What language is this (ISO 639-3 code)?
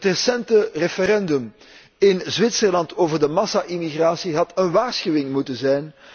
nld